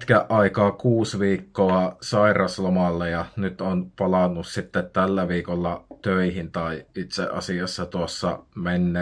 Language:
Finnish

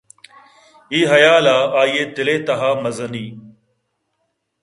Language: Eastern Balochi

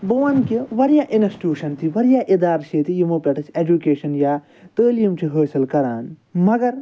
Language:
Kashmiri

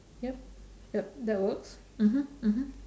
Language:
English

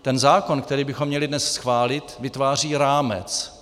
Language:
Czech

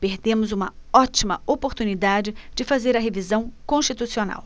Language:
Portuguese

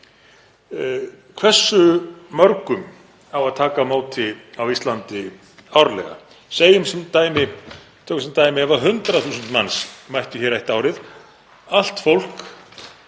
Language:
Icelandic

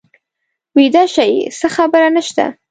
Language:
Pashto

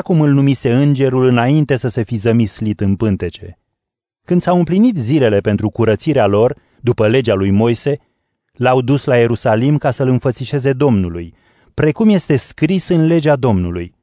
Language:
Romanian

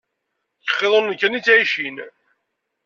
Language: Kabyle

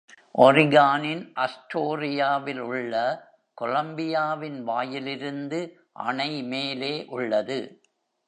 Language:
Tamil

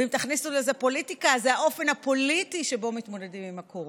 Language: Hebrew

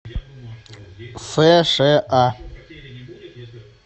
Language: Russian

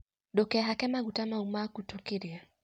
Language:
Kikuyu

